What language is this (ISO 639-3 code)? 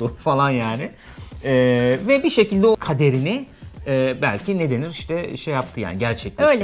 tur